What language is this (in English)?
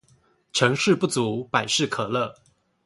Chinese